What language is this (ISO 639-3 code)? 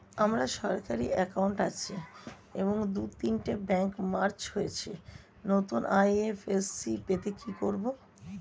ben